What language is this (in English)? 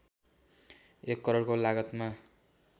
Nepali